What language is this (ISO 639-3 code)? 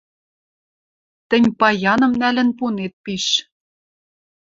mrj